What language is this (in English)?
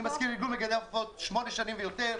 Hebrew